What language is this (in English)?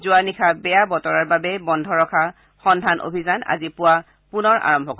Assamese